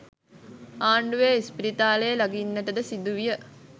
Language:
Sinhala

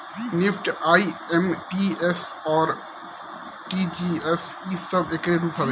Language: Bhojpuri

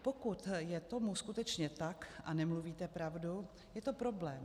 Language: Czech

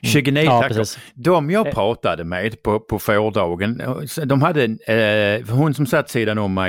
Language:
Swedish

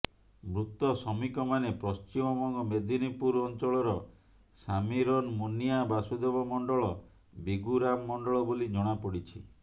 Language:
Odia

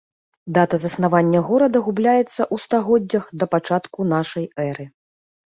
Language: Belarusian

